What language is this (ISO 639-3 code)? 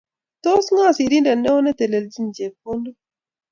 kln